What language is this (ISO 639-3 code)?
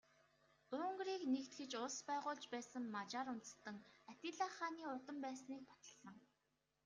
mon